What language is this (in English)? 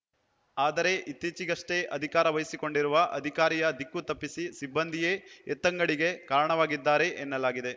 Kannada